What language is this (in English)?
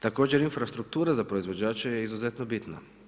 Croatian